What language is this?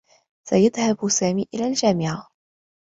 Arabic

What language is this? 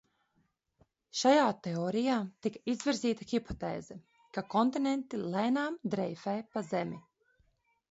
Latvian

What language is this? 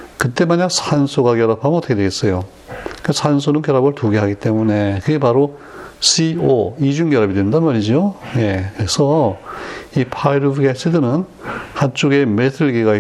Korean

